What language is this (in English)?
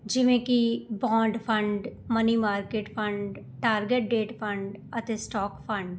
Punjabi